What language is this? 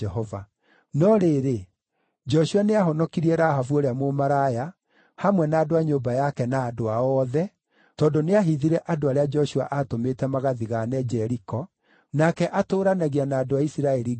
Kikuyu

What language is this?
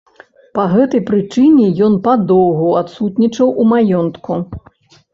Belarusian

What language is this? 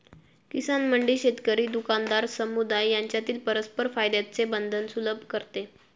Marathi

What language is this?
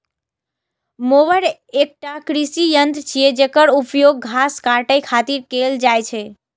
Maithili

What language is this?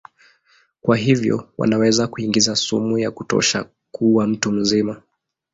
Swahili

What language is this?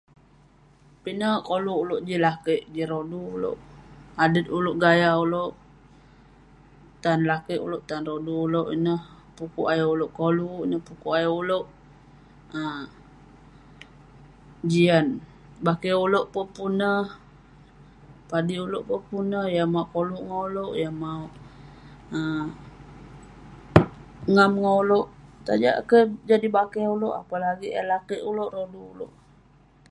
Western Penan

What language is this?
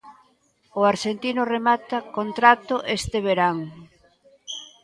Galician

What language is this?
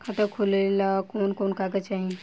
Bhojpuri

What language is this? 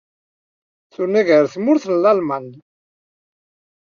Kabyle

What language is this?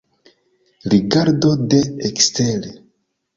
Esperanto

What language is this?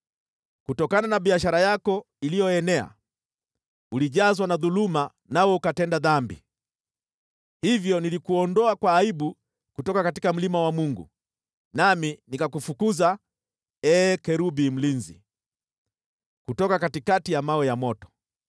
Swahili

